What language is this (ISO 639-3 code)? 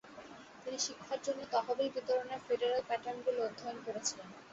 ben